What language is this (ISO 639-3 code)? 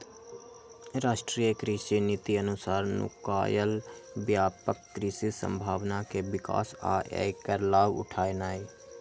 mag